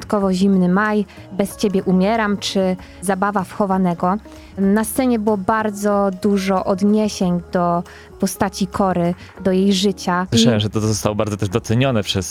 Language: Polish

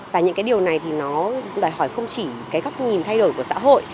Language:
Vietnamese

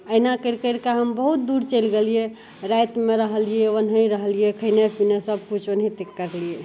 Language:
Maithili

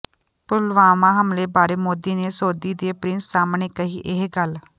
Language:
Punjabi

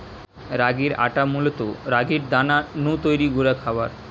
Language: Bangla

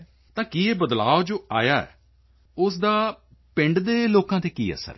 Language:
Punjabi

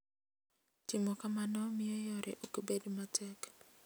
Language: Luo (Kenya and Tanzania)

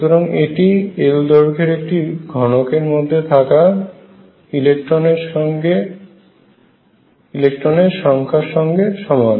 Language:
Bangla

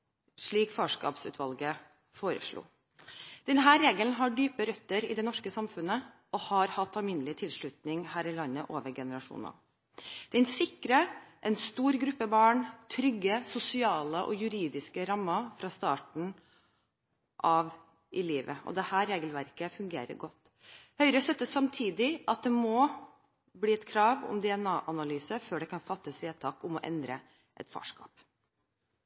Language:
Norwegian Bokmål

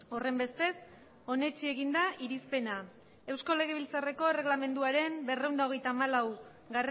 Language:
Basque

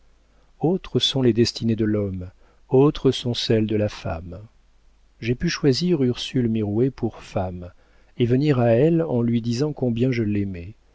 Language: French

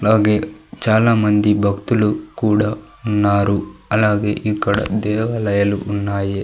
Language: Telugu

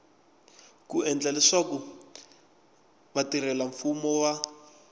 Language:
Tsonga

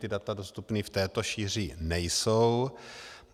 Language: Czech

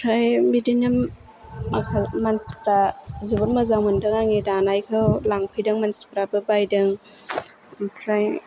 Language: Bodo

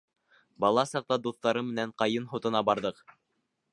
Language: Bashkir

